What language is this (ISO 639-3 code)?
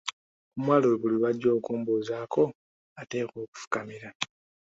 lug